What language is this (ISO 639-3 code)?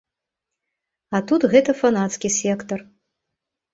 bel